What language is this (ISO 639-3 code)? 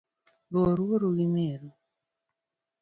luo